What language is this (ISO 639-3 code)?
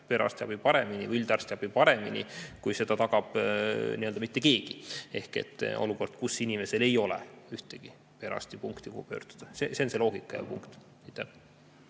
est